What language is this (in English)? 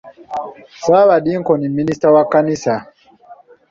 Ganda